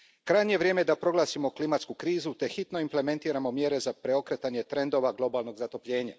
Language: Croatian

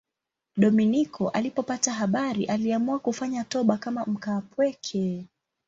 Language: Swahili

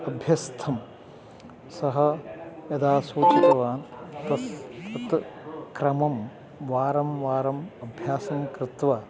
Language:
Sanskrit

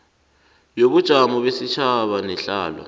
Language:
South Ndebele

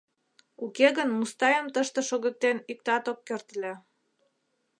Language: Mari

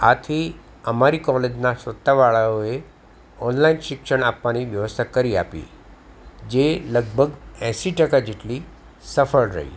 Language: Gujarati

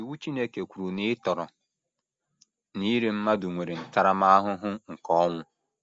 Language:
Igbo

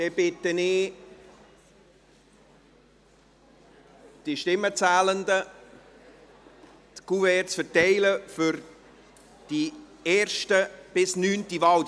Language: Swiss German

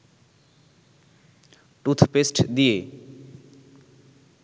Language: Bangla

